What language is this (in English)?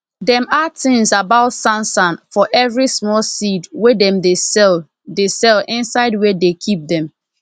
Nigerian Pidgin